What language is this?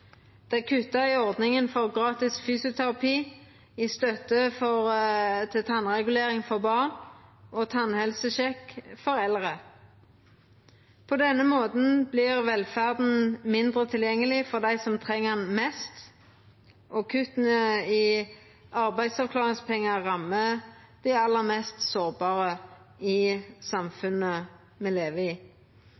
Norwegian Nynorsk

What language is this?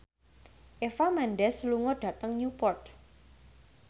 Javanese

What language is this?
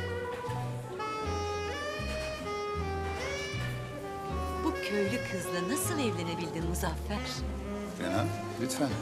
Turkish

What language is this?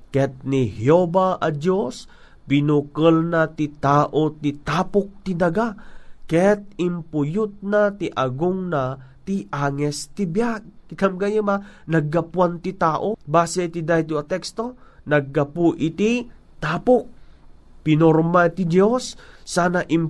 Filipino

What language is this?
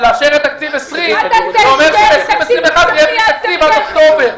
Hebrew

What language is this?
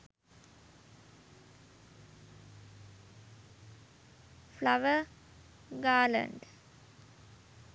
Sinhala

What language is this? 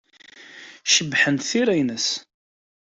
Kabyle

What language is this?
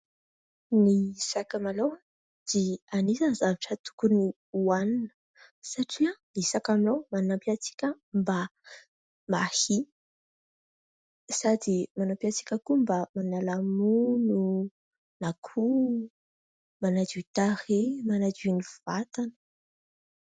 Malagasy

